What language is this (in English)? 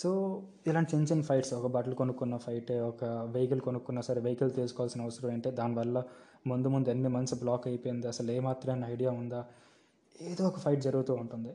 Telugu